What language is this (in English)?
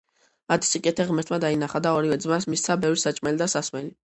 Georgian